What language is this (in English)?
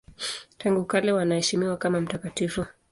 Swahili